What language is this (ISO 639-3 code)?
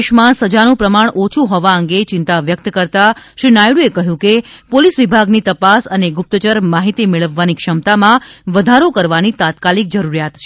guj